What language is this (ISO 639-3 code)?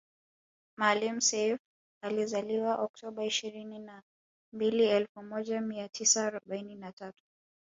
swa